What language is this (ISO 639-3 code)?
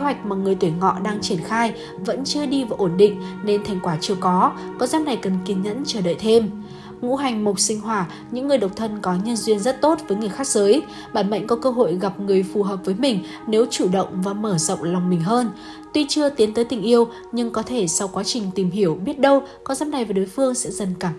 vie